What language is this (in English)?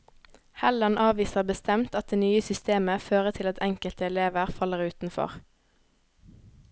Norwegian